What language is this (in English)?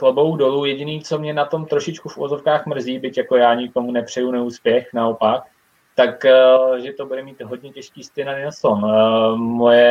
Czech